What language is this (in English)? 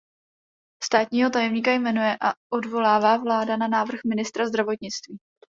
Czech